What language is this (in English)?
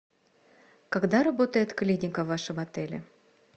Russian